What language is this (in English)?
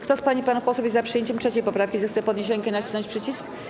Polish